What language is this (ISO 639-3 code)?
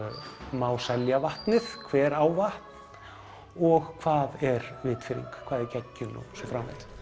isl